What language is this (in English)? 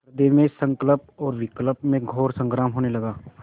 Hindi